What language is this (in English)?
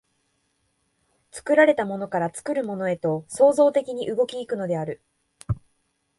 Japanese